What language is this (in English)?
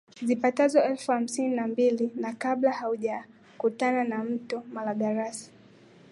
Swahili